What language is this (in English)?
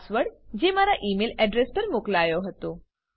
Gujarati